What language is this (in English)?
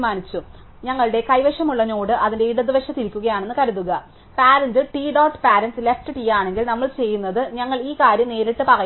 Malayalam